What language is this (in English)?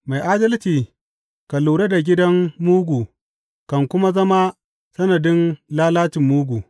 Hausa